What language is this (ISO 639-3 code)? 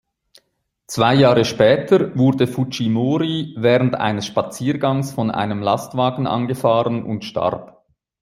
deu